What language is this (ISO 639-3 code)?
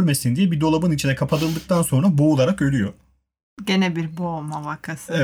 tur